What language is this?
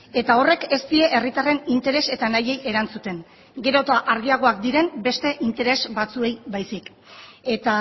Basque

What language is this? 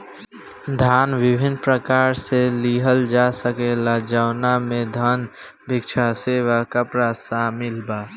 Bhojpuri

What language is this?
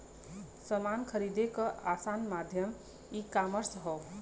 Bhojpuri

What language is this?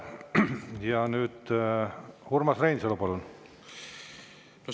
Estonian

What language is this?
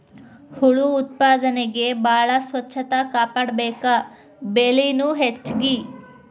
Kannada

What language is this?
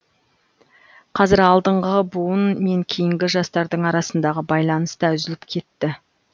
Kazakh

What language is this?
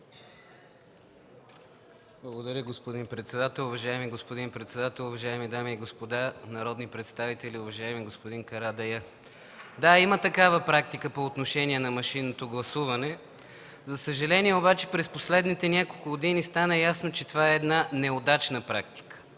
Bulgarian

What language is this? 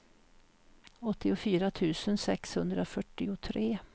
Swedish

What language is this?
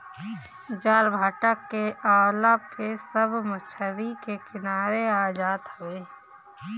Bhojpuri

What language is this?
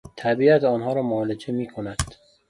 Persian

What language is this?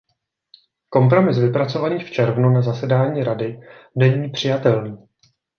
Czech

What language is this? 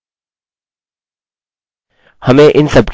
Hindi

